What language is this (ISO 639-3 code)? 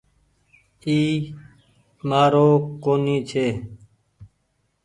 gig